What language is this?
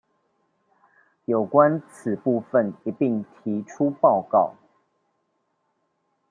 Chinese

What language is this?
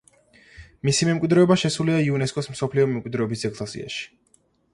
Georgian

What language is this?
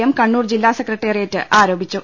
Malayalam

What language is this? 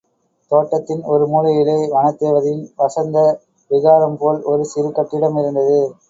Tamil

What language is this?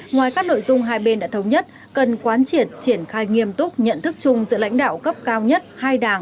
Vietnamese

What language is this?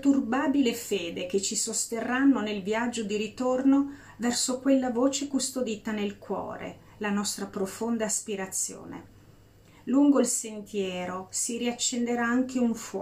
Italian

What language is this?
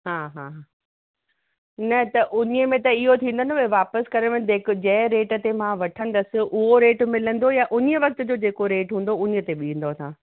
Sindhi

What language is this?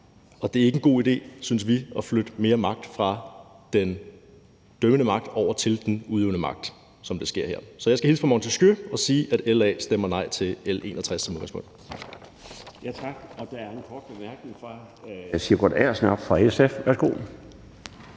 Danish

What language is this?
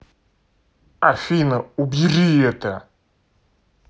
Russian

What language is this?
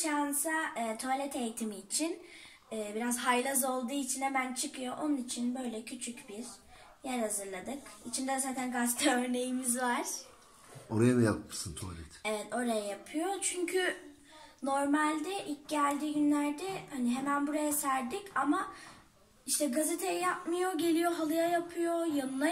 Turkish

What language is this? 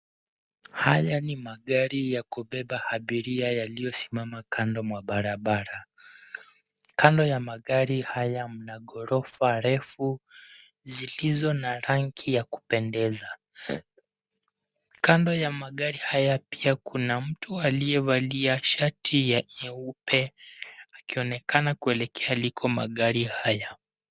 Swahili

